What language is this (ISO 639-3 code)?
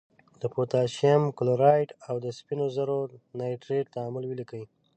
pus